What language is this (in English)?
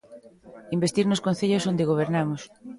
Galician